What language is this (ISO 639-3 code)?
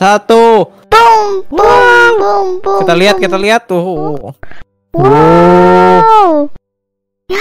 ind